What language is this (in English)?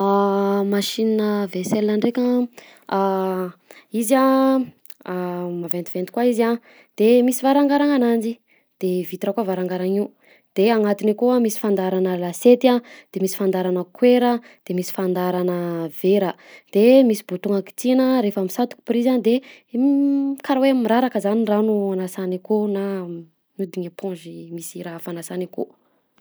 Southern Betsimisaraka Malagasy